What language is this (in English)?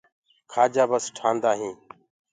Gurgula